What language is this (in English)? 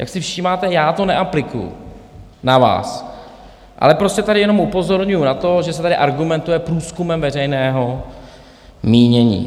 Czech